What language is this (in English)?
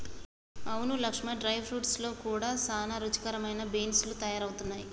Telugu